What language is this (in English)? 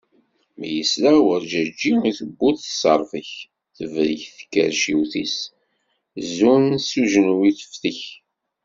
Kabyle